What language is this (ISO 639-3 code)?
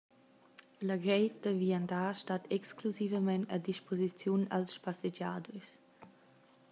roh